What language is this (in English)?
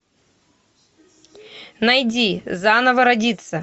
Russian